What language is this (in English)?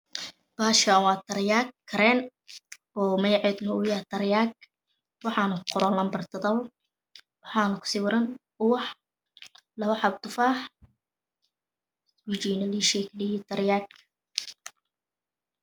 Somali